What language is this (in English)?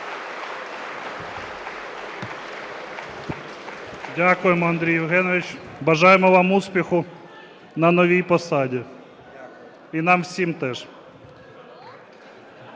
Ukrainian